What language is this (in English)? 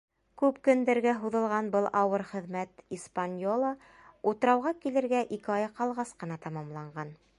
Bashkir